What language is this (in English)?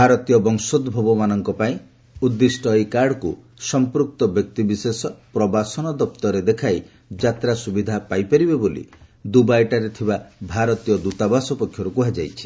Odia